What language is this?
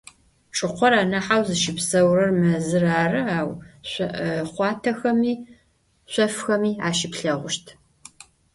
Adyghe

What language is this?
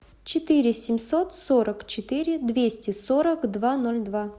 Russian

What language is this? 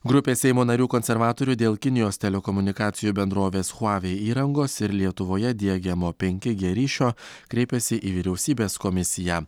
Lithuanian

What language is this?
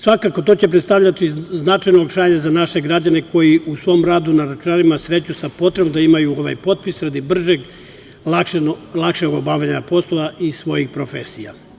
Serbian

